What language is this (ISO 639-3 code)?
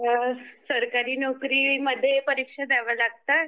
mar